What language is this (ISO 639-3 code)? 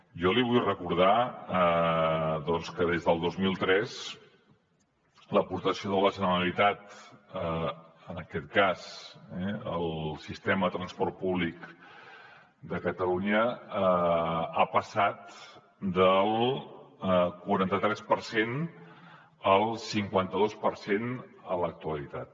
cat